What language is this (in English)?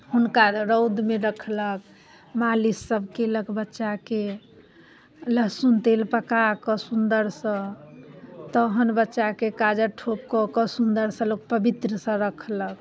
Maithili